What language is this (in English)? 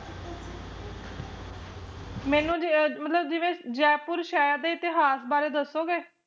Punjabi